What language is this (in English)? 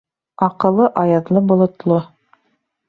Bashkir